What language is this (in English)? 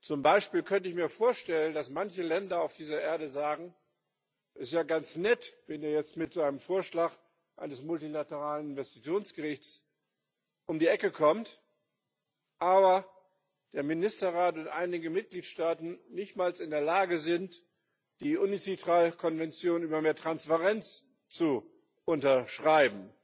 German